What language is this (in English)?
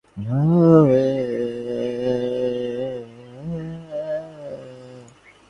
Bangla